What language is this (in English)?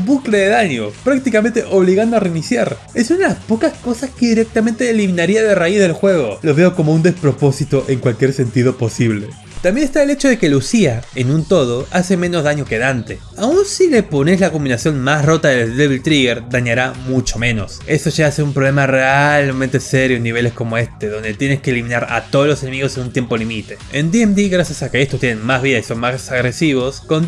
Spanish